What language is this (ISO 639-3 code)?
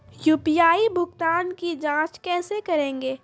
mai